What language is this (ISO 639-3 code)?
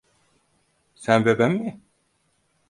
tur